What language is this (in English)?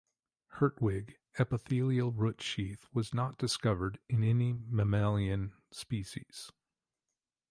English